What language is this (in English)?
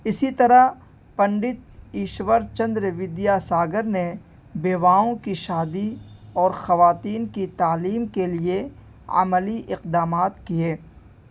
Urdu